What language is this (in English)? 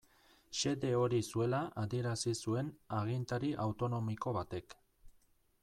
Basque